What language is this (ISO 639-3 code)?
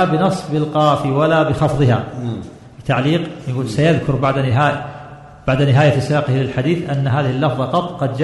ara